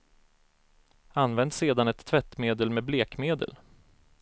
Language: Swedish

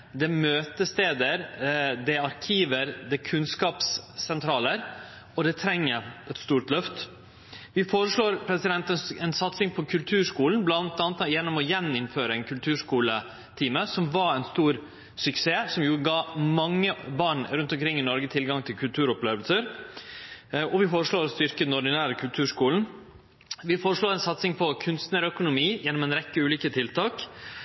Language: Norwegian Nynorsk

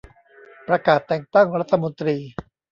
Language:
Thai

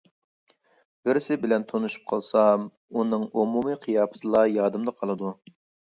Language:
Uyghur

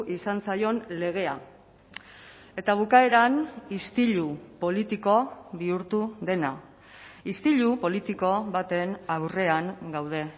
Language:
Basque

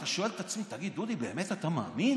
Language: Hebrew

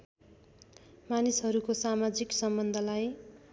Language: Nepali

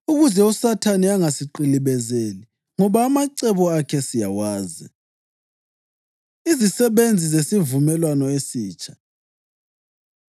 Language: North Ndebele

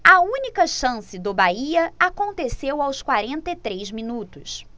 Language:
Portuguese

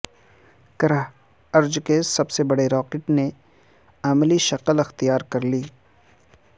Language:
Urdu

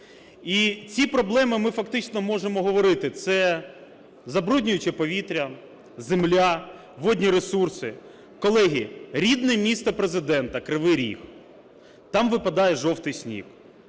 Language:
Ukrainian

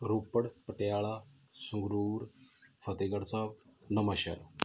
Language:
Punjabi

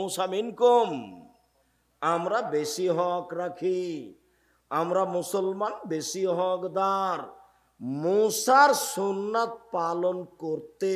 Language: Hindi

